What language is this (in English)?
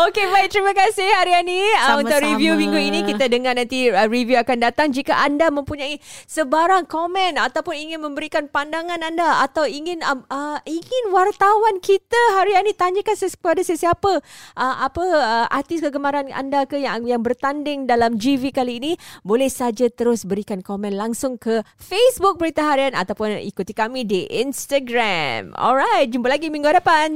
Malay